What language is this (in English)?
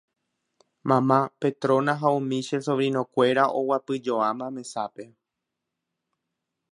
Guarani